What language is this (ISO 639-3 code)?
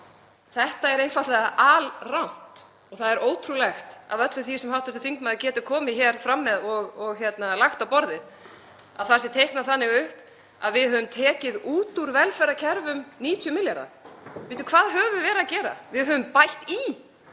isl